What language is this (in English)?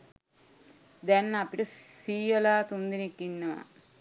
Sinhala